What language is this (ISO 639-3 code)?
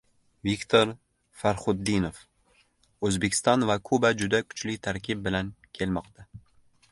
uzb